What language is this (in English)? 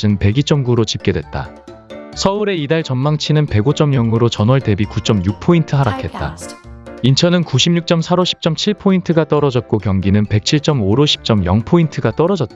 Korean